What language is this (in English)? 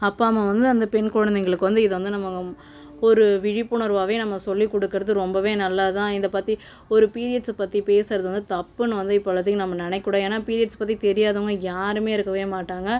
Tamil